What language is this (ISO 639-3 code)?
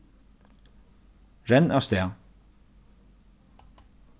fao